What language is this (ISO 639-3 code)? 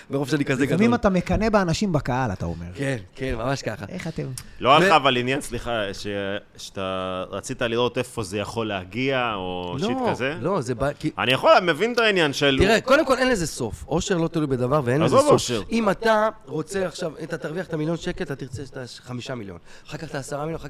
heb